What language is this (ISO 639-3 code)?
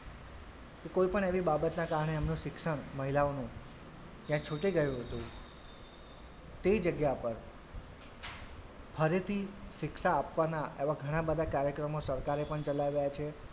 guj